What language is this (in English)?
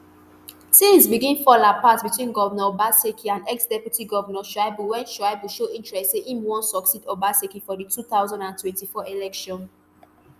Nigerian Pidgin